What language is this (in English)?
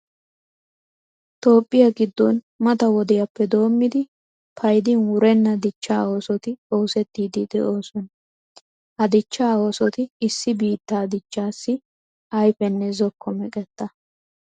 Wolaytta